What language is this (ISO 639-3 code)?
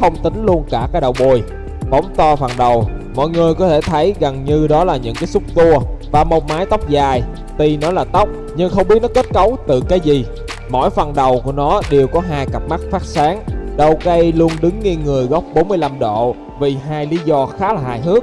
vie